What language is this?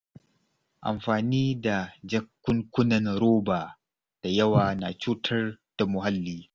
Hausa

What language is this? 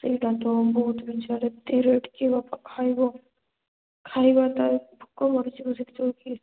Odia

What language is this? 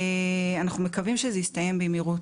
Hebrew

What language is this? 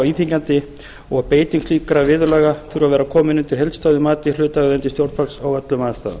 Icelandic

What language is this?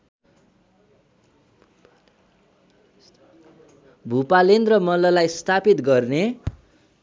Nepali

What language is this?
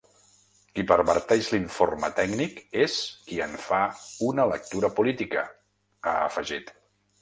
Catalan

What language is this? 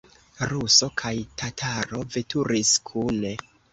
Esperanto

